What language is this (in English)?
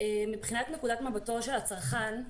Hebrew